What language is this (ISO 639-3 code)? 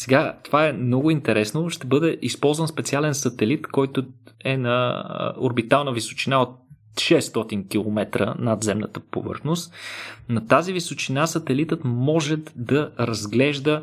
bul